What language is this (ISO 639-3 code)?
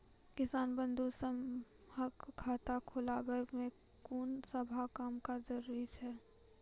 mai